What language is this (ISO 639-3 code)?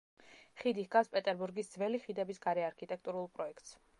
kat